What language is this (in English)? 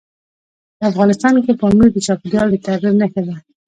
Pashto